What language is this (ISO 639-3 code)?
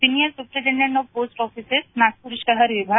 mar